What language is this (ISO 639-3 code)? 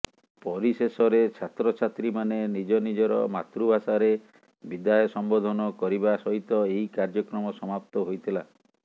ori